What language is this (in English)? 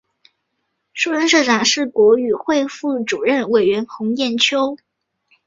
Chinese